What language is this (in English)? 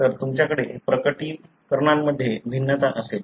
Marathi